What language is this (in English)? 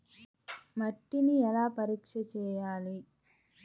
Telugu